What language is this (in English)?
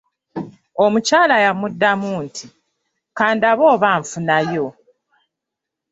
Ganda